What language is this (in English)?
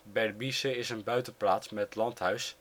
Dutch